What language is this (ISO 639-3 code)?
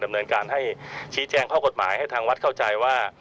tha